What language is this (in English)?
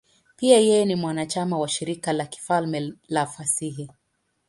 Swahili